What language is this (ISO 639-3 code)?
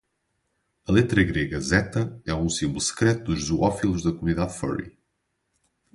por